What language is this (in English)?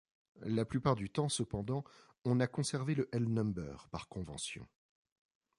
French